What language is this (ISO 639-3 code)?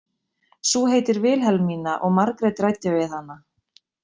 isl